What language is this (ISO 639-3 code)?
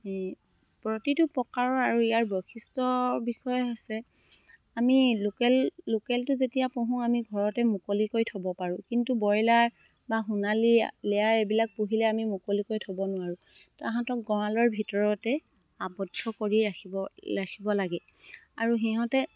asm